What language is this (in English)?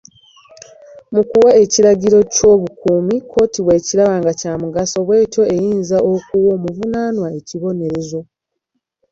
Ganda